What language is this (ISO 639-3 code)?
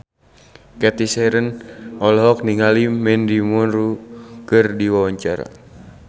sun